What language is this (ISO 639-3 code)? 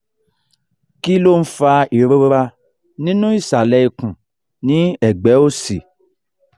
yor